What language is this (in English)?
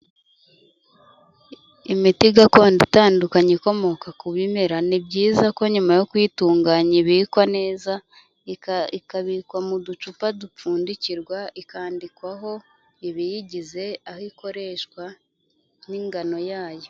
Kinyarwanda